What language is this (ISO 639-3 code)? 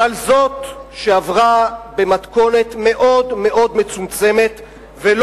heb